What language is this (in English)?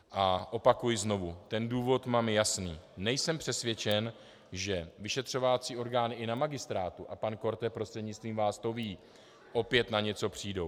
Czech